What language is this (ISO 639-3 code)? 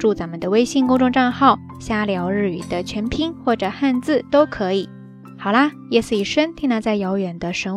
zho